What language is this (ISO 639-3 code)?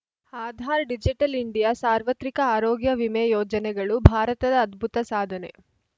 kan